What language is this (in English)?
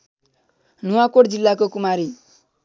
Nepali